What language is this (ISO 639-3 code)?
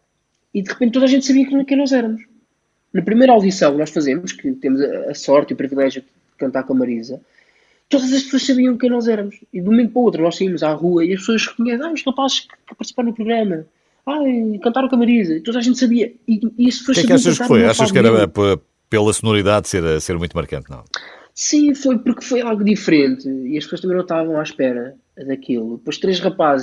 por